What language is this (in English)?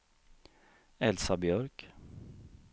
Swedish